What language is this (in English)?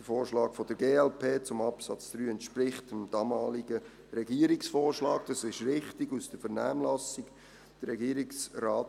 Swiss German